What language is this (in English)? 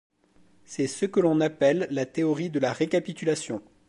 French